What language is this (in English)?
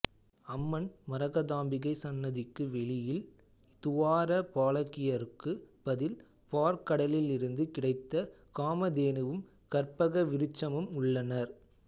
Tamil